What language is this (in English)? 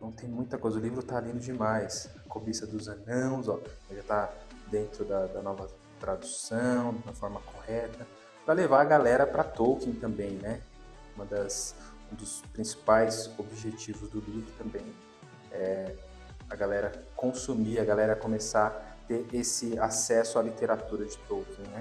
Portuguese